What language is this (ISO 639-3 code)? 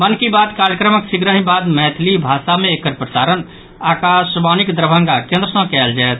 mai